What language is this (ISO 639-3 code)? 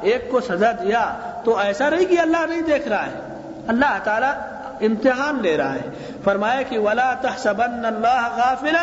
urd